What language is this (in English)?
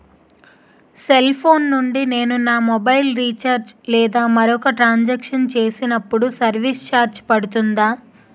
Telugu